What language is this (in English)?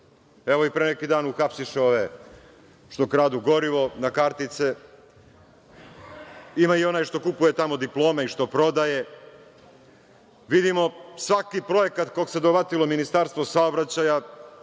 Serbian